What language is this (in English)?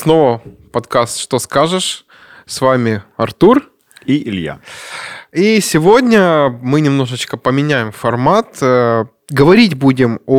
Russian